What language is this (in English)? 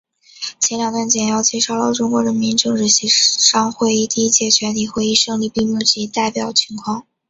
Chinese